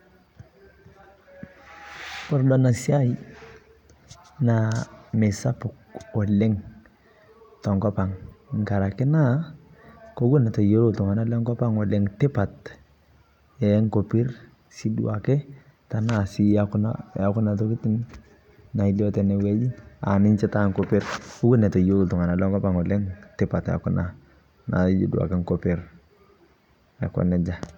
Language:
Masai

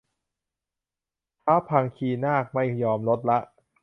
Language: Thai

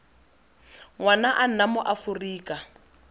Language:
Tswana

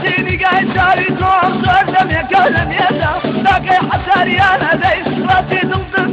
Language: Turkish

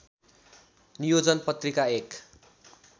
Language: Nepali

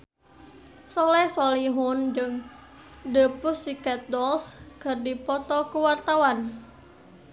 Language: Sundanese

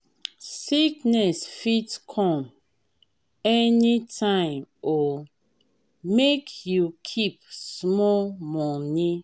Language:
Nigerian Pidgin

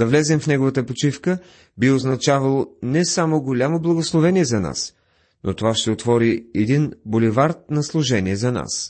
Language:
Bulgarian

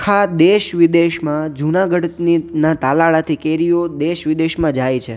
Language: Gujarati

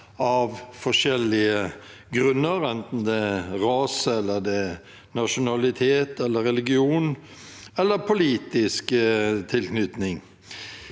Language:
Norwegian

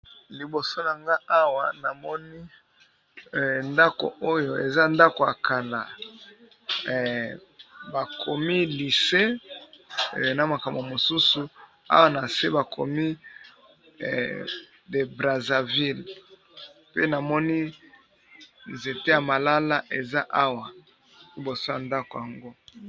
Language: Lingala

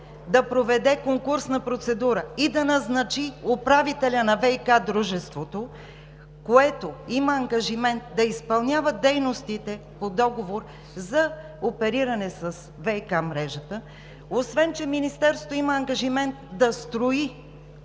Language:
Bulgarian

